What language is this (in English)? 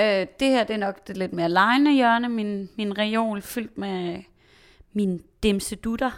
Danish